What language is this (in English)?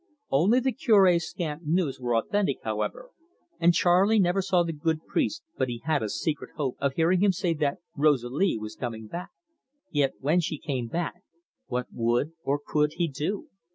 English